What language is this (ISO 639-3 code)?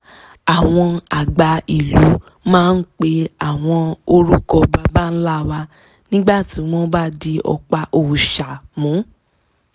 yor